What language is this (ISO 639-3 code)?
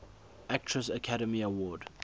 eng